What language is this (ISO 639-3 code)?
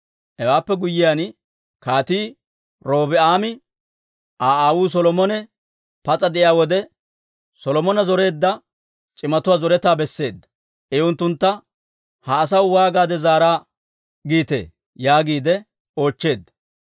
dwr